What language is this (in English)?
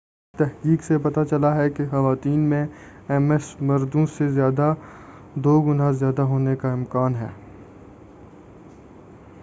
Urdu